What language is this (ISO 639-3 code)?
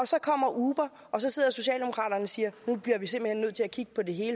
dan